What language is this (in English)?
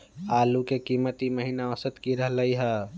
Magahi